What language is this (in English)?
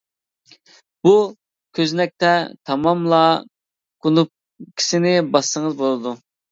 Uyghur